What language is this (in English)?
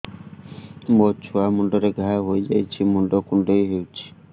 Odia